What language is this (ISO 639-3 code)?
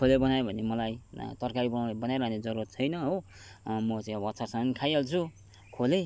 nep